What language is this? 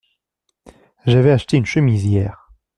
French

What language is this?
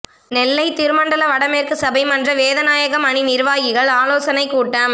Tamil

